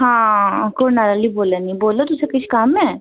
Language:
Dogri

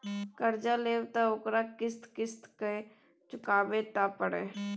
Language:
Maithili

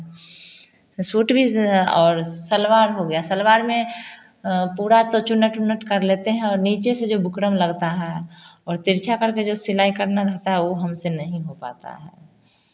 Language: Hindi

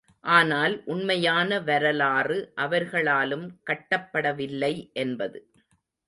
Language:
Tamil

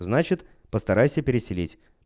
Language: Russian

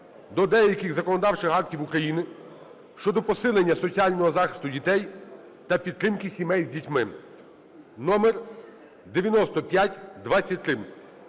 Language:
Ukrainian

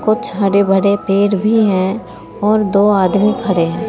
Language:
Hindi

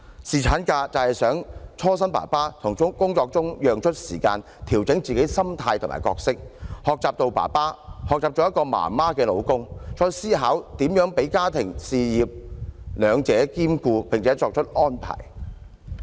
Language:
Cantonese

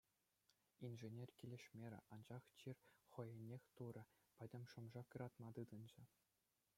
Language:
Chuvash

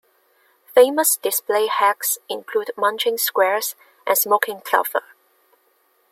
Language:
English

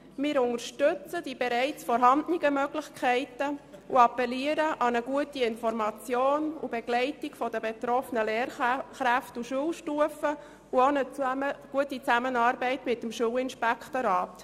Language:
Swiss German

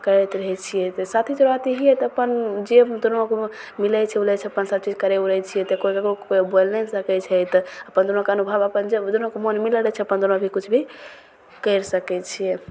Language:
Maithili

